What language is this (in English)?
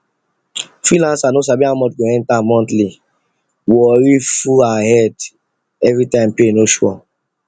Nigerian Pidgin